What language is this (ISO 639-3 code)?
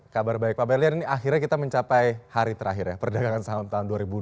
ind